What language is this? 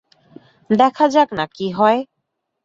Bangla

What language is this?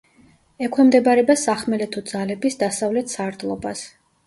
Georgian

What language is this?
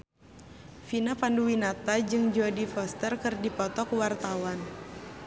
Sundanese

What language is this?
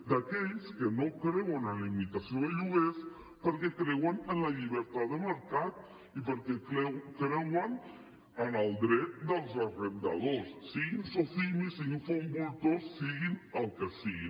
Catalan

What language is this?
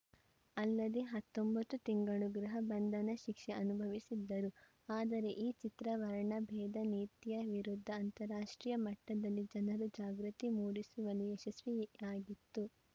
Kannada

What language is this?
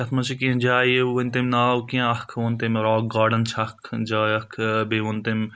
Kashmiri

